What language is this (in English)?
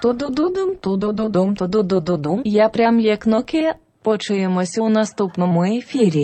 Ukrainian